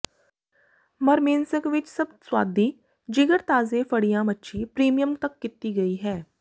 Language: Punjabi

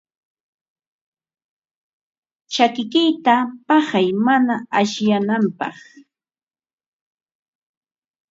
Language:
Ambo-Pasco Quechua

